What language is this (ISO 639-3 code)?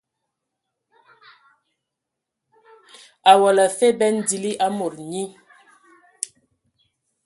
ewo